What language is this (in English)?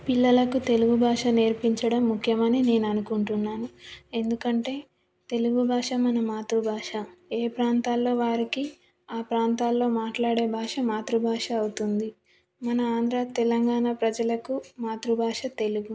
Telugu